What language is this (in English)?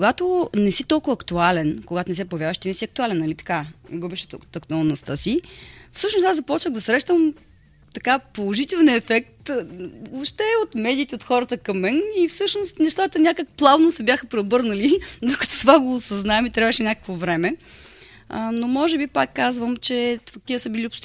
Bulgarian